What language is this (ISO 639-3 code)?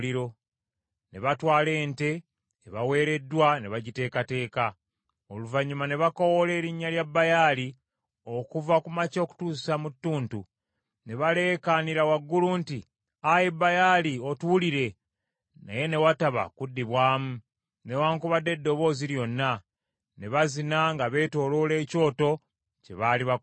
lug